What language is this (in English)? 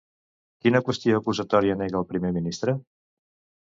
Catalan